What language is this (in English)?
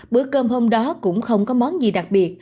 Vietnamese